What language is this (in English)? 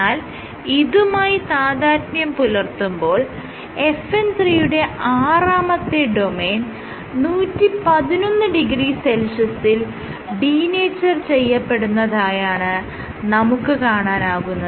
Malayalam